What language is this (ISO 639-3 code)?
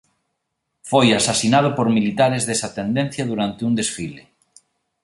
glg